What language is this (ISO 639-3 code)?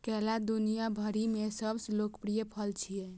mai